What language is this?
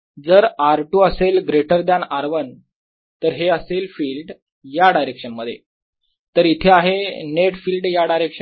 Marathi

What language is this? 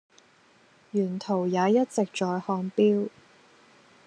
Cantonese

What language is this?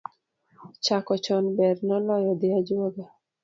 Luo (Kenya and Tanzania)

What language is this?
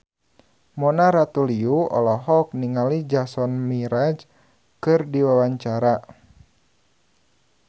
Sundanese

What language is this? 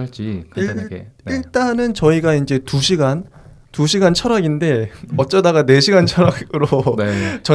Korean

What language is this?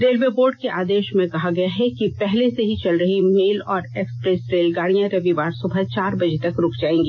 Hindi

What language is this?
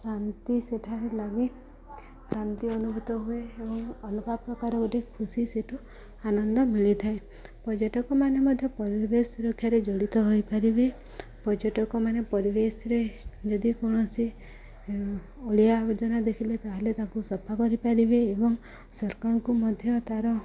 Odia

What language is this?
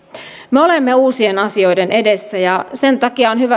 Finnish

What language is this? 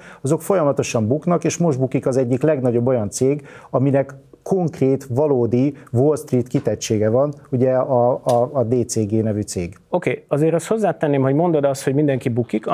Hungarian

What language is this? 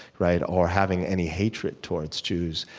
English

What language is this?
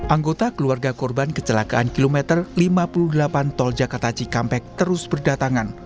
Indonesian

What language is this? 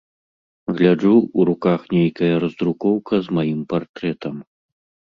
Belarusian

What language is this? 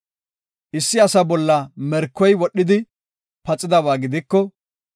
Gofa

